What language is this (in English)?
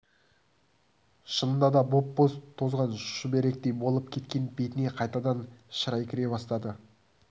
Kazakh